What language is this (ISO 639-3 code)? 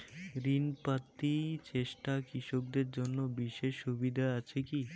ben